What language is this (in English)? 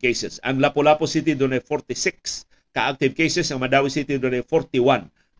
Filipino